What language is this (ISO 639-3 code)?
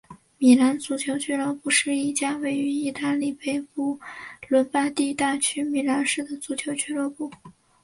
zho